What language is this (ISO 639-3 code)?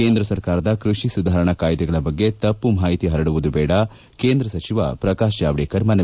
kan